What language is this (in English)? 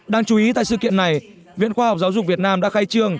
Vietnamese